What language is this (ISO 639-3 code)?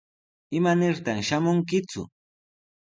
qws